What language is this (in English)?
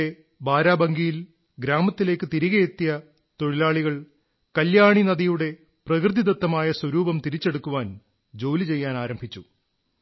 Malayalam